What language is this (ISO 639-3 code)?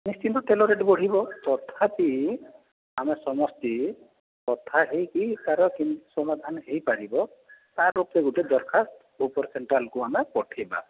ori